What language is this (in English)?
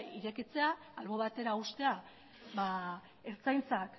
Basque